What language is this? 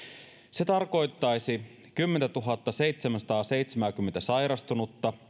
Finnish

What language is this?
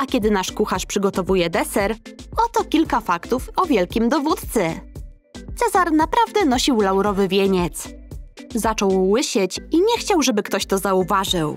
Polish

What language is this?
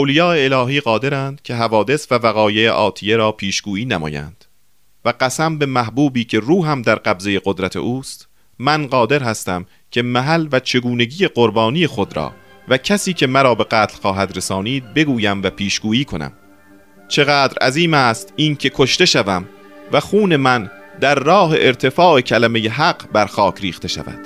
Persian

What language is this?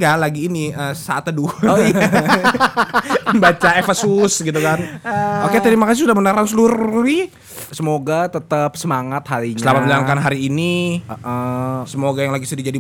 Indonesian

